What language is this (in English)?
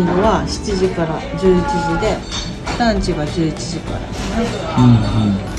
Japanese